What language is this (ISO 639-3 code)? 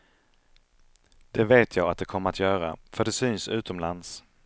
swe